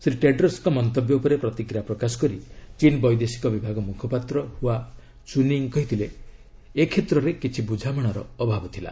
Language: Odia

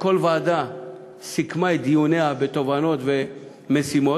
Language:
Hebrew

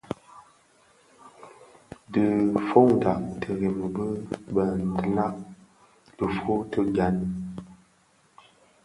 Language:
Bafia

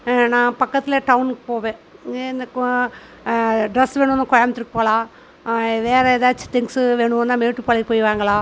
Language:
Tamil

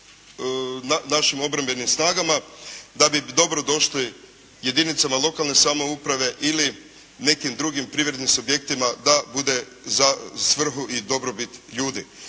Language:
Croatian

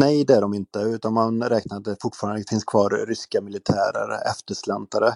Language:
Swedish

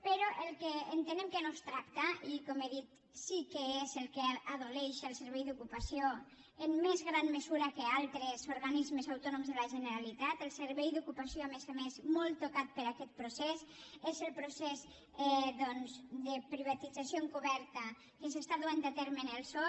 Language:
Catalan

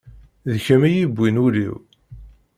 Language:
Kabyle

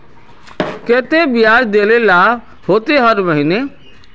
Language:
Magahi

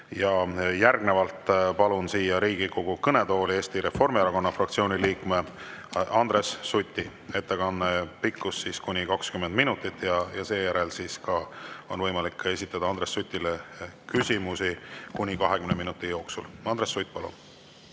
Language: Estonian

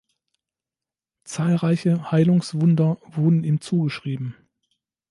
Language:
German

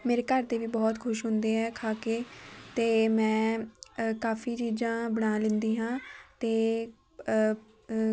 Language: Punjabi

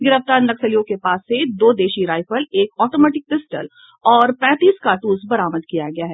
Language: Hindi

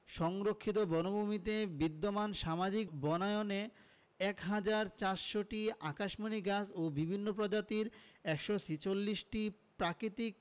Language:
Bangla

